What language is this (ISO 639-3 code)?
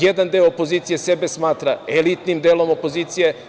srp